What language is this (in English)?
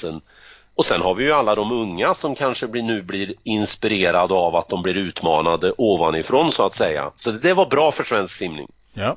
Swedish